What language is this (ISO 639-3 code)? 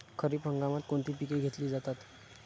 mar